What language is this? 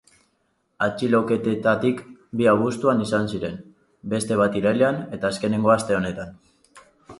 Basque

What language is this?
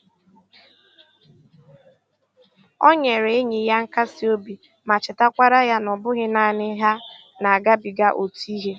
Igbo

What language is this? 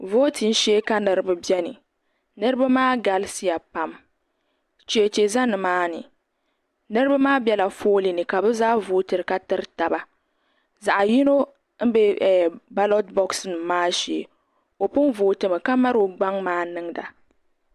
Dagbani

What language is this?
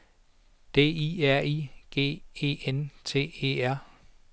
Danish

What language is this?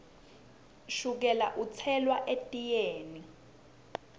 Swati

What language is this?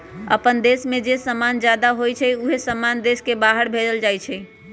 Magahi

